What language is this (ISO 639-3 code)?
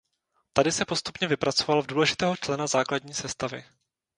ces